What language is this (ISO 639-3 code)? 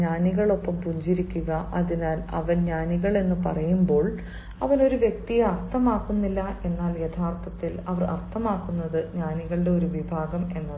mal